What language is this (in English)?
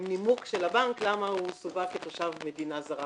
Hebrew